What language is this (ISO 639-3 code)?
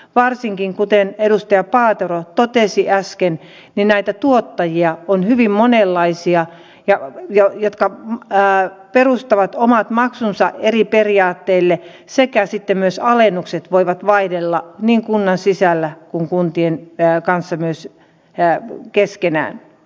fin